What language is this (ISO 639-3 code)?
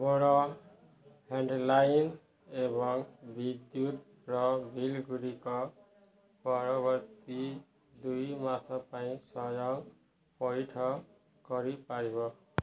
ori